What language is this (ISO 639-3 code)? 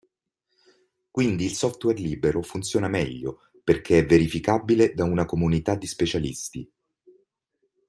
ita